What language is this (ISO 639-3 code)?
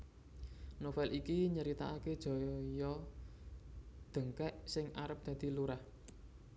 jav